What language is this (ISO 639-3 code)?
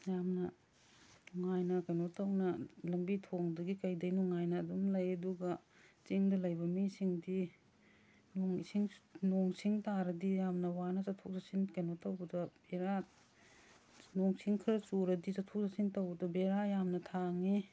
mni